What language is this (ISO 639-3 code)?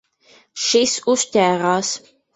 lav